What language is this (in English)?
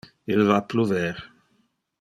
Interlingua